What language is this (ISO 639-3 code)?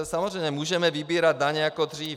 ces